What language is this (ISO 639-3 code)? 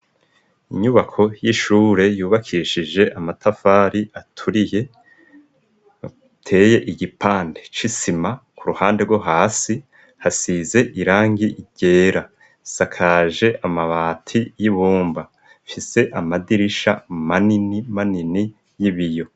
run